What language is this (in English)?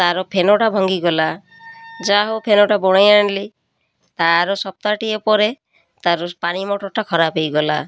Odia